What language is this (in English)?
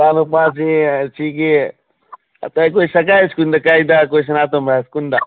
Manipuri